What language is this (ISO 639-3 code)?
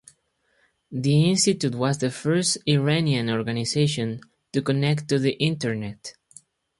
eng